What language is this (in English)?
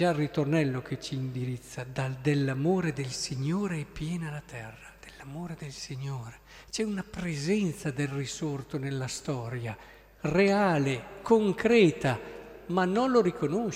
Italian